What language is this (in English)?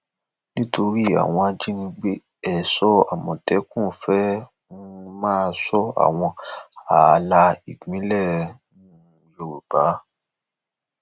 Yoruba